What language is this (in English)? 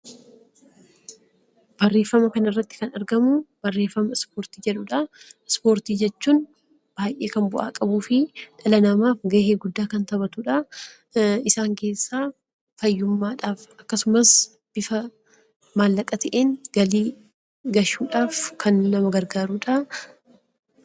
Oromo